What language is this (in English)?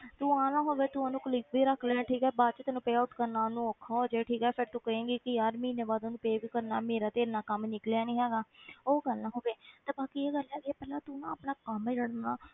Punjabi